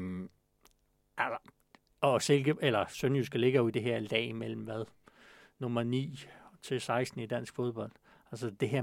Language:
Danish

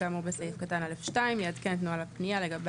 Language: Hebrew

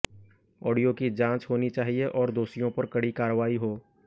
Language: Hindi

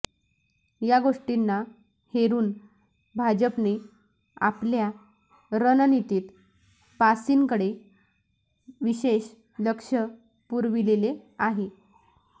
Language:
Marathi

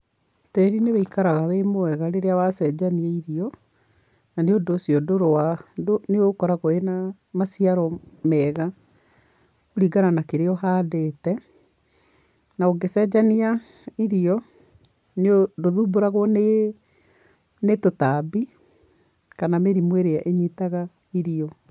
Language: Kikuyu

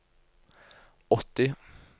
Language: Norwegian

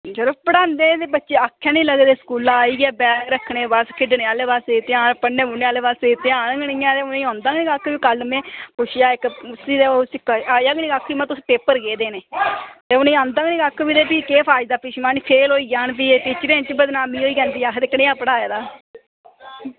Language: Dogri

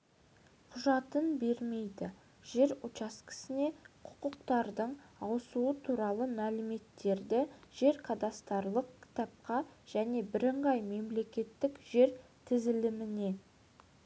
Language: Kazakh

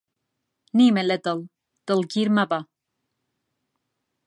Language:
Central Kurdish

